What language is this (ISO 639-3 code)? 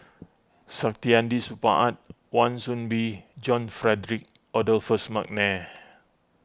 eng